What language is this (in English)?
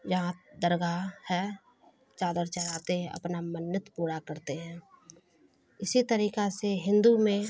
Urdu